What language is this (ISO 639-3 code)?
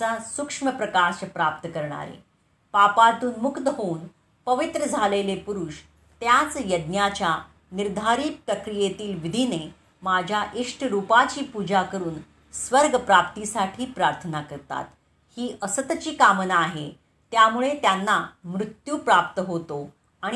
mar